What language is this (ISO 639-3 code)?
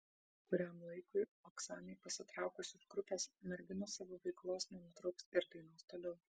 lit